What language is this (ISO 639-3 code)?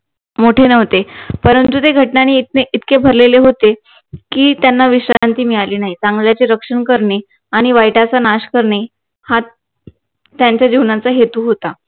mar